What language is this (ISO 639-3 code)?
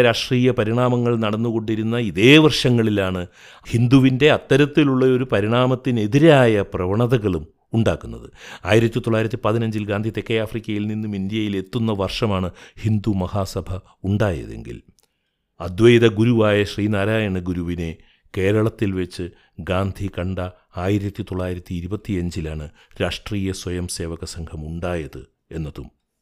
mal